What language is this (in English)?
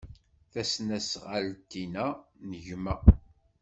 Kabyle